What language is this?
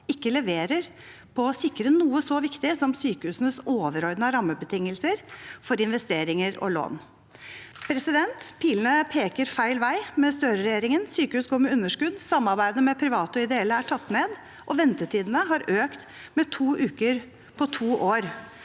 Norwegian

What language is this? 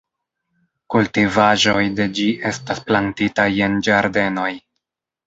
Esperanto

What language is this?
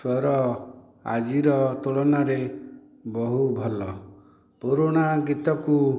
Odia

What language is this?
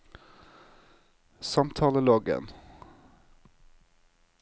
Norwegian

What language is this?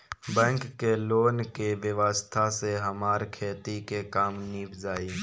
Bhojpuri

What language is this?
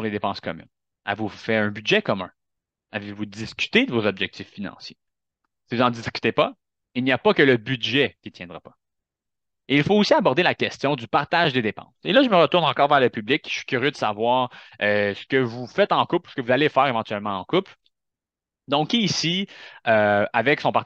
French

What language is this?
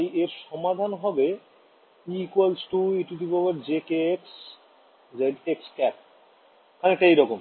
Bangla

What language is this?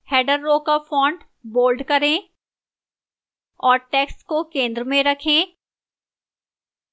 Hindi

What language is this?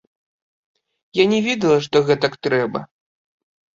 Belarusian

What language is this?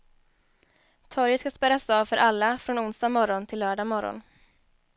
Swedish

